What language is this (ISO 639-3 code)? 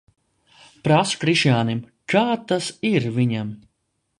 lav